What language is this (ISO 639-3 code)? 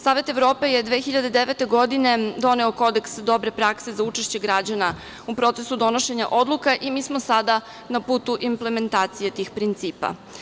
srp